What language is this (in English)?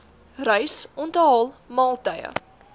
Afrikaans